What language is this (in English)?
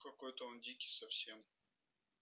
Russian